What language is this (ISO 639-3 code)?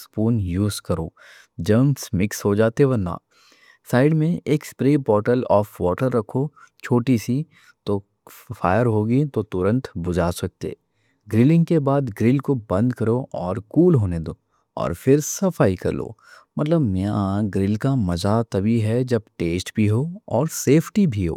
dcc